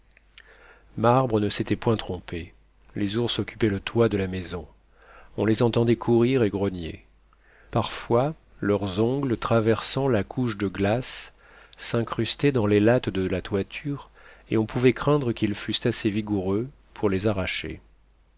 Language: French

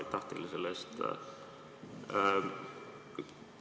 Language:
Estonian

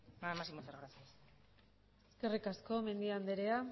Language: Basque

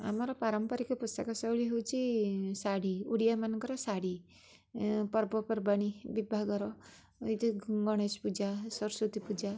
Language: Odia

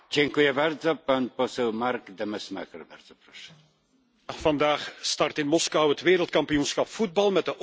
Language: Dutch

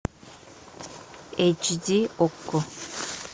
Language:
Russian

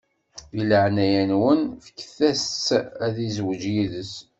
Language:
Kabyle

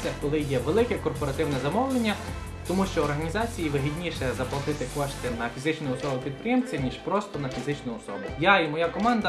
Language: Ukrainian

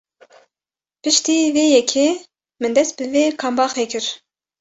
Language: Kurdish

